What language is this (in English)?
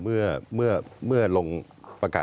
Thai